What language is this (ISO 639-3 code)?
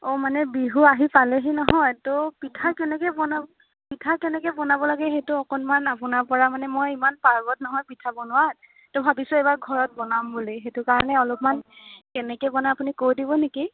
asm